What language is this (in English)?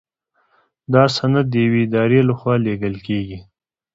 Pashto